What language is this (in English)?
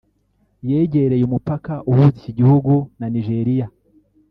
Kinyarwanda